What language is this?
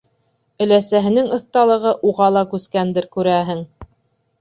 Bashkir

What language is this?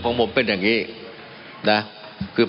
Thai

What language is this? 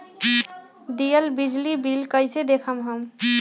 Magahi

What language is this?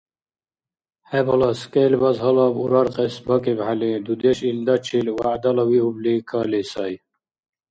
Dargwa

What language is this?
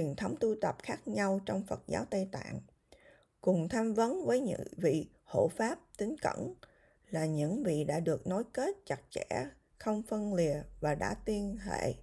Vietnamese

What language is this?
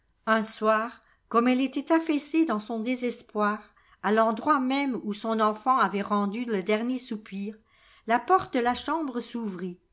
French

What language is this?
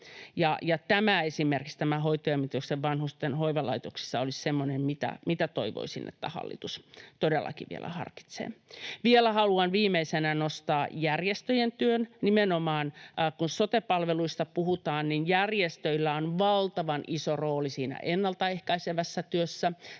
Finnish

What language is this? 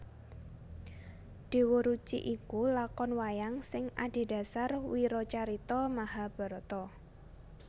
Javanese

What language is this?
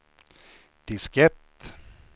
Swedish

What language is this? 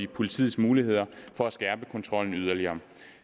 Danish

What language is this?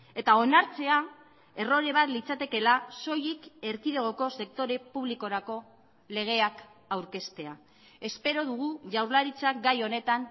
Basque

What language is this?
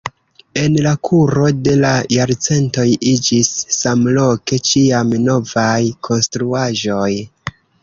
Esperanto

